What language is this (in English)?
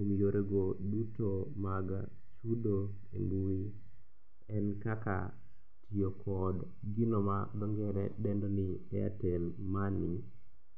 Luo (Kenya and Tanzania)